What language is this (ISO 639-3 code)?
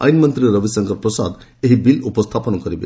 ori